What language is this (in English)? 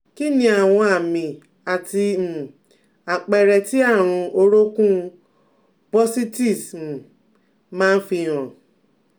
Yoruba